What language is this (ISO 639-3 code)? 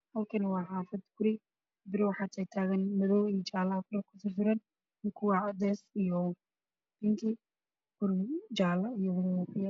som